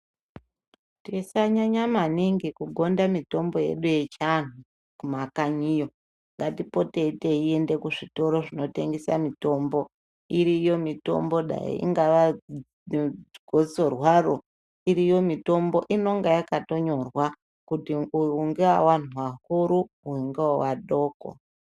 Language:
Ndau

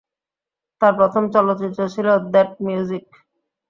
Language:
Bangla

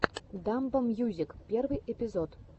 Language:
Russian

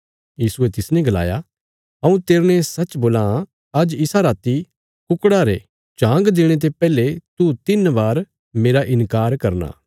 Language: Bilaspuri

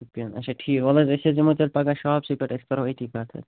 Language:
Kashmiri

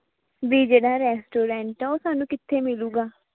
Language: Punjabi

